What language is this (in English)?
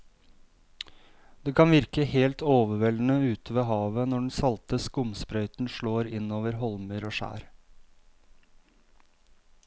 Norwegian